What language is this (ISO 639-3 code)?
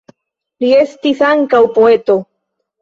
epo